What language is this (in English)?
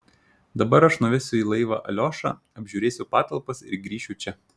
Lithuanian